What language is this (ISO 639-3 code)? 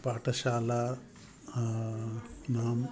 san